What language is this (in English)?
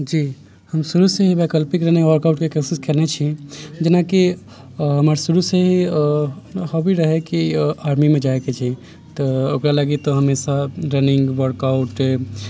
Maithili